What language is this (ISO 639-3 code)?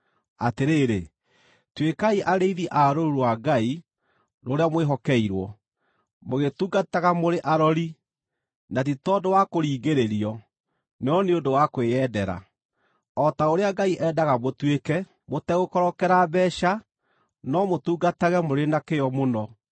kik